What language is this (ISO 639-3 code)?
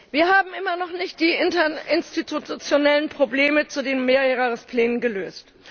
deu